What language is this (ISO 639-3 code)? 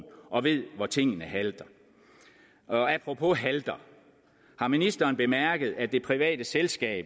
dan